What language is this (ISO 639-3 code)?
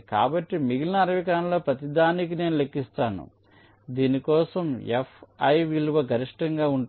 tel